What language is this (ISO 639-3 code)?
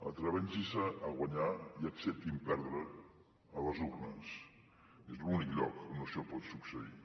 cat